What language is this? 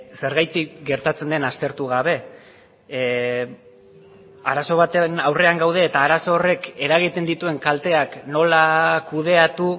Basque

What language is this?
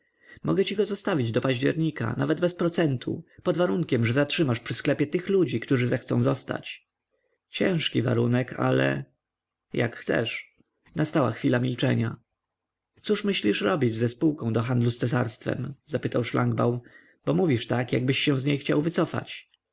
Polish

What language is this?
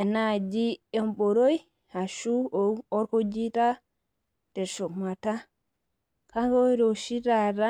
Masai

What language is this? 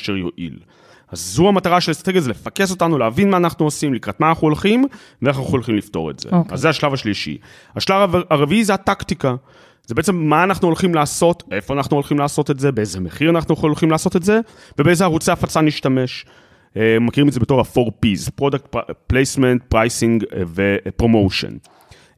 Hebrew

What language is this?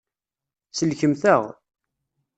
Kabyle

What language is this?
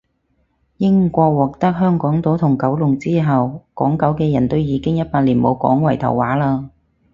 Cantonese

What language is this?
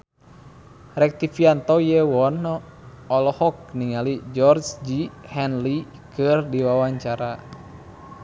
Sundanese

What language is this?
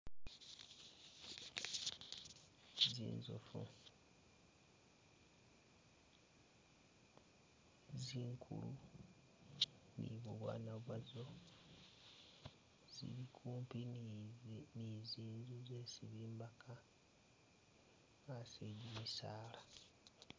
Masaaba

